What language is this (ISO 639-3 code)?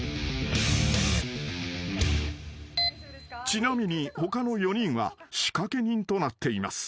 jpn